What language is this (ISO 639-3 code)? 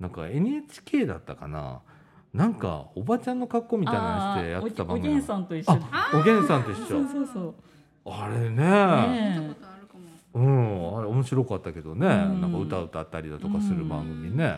jpn